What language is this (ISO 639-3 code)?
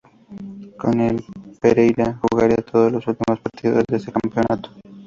spa